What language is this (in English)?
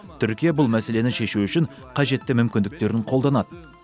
Kazakh